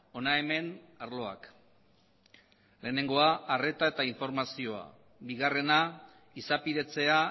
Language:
Basque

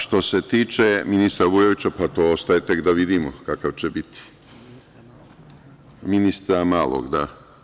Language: Serbian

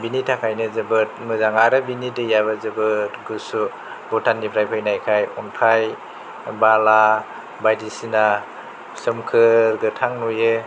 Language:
Bodo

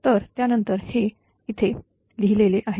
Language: Marathi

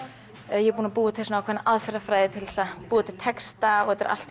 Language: Icelandic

